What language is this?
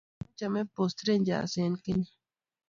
Kalenjin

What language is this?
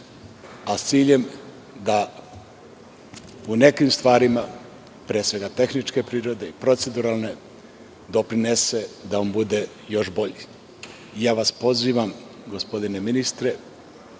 Serbian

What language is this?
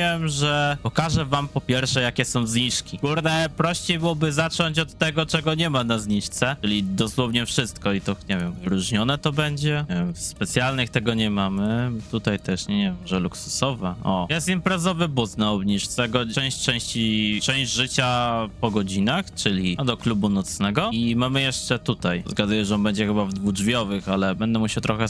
Polish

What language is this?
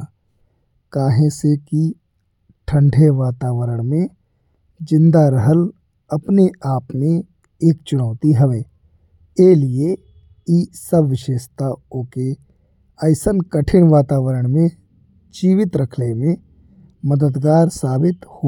Bhojpuri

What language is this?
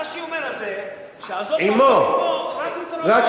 Hebrew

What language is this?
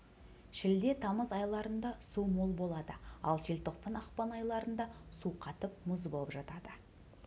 Kazakh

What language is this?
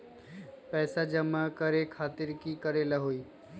Magahi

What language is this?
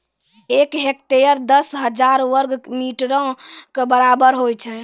Maithili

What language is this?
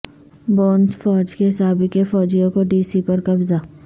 Urdu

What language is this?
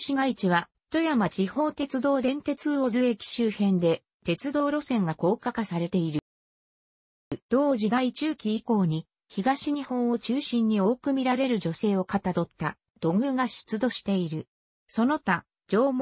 Japanese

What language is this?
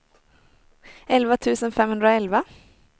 Swedish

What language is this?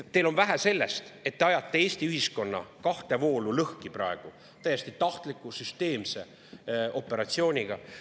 Estonian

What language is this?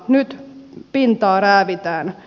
Finnish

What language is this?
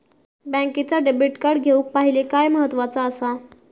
Marathi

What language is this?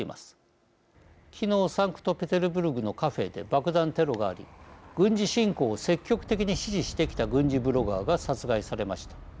Japanese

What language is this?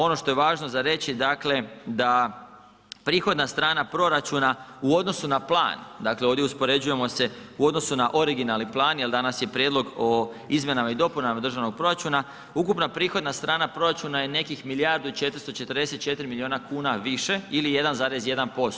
Croatian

